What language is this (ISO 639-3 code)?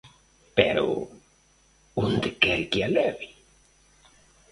glg